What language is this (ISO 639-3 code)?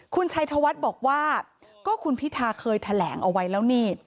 tha